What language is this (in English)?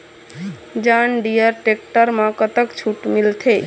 Chhattisgarhi